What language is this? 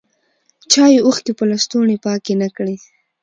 Pashto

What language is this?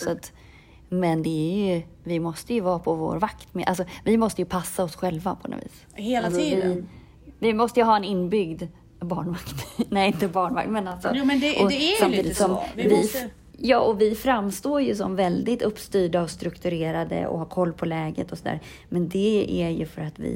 Swedish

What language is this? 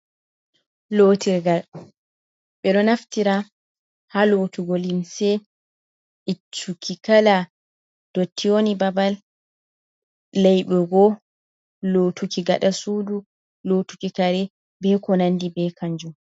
Fula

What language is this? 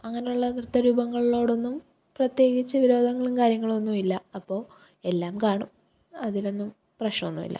Malayalam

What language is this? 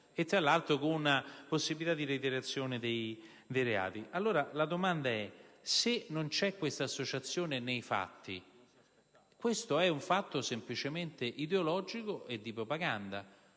Italian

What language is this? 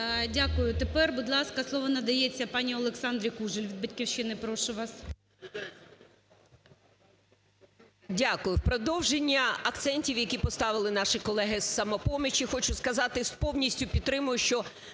Ukrainian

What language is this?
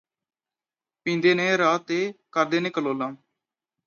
Punjabi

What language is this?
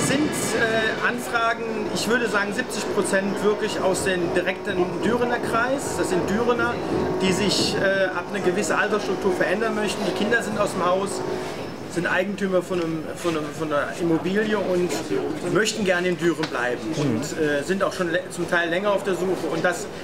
German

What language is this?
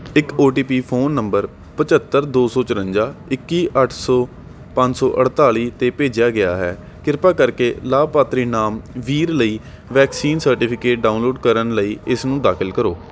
Punjabi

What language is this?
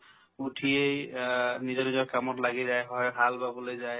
Assamese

